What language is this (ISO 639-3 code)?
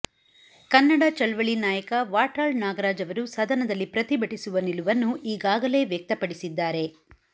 kan